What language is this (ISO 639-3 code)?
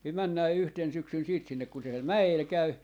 fin